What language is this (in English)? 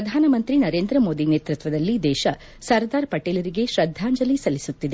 Kannada